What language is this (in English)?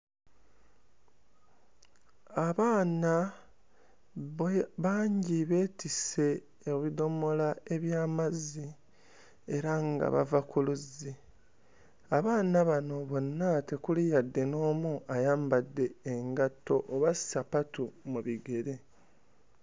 Ganda